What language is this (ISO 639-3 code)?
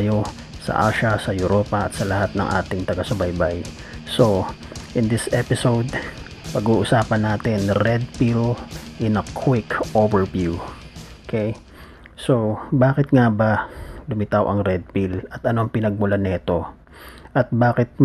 fil